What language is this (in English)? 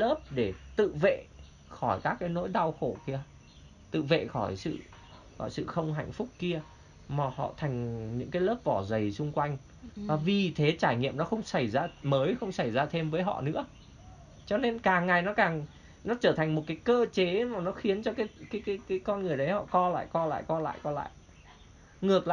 Vietnamese